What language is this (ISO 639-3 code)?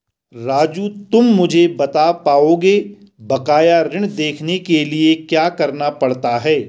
hin